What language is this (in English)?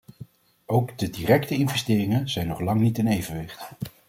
Dutch